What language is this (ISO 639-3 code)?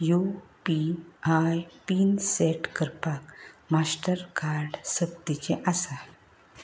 kok